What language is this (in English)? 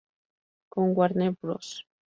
Spanish